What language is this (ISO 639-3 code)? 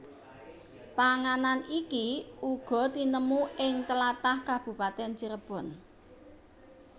jav